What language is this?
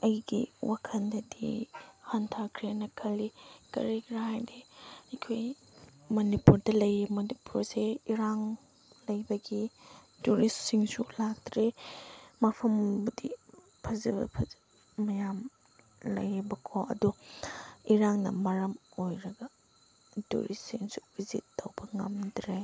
Manipuri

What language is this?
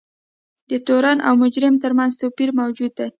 Pashto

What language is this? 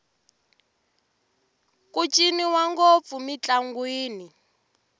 Tsonga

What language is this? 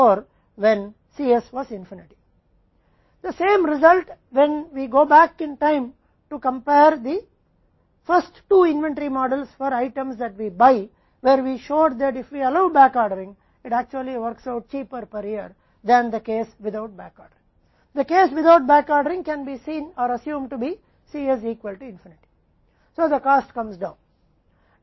Hindi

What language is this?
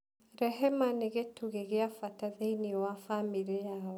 Kikuyu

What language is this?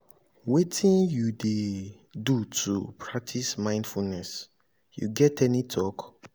Nigerian Pidgin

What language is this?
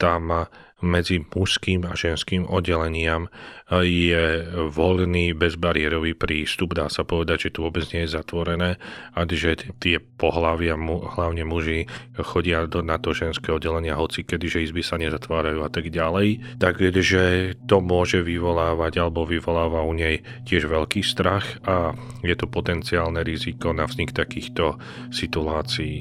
Slovak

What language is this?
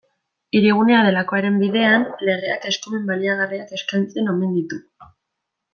Basque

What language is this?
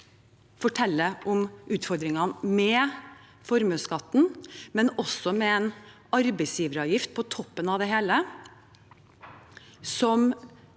Norwegian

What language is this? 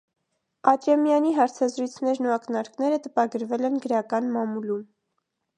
Armenian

